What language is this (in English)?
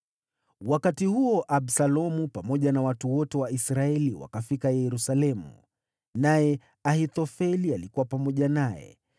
Swahili